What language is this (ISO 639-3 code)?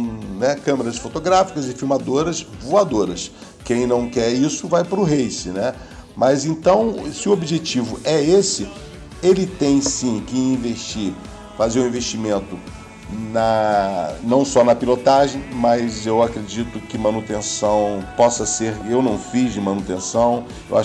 por